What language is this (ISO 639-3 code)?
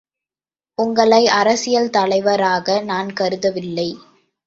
tam